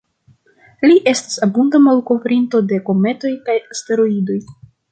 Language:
Esperanto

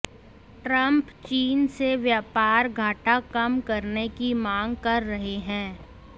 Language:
Hindi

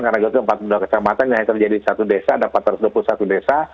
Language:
Indonesian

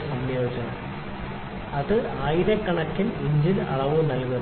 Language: Malayalam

